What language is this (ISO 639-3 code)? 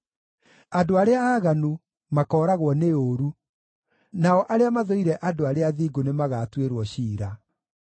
kik